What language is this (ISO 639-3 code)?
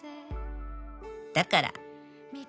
jpn